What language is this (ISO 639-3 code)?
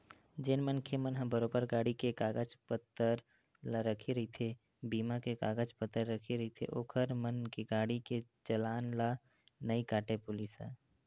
hne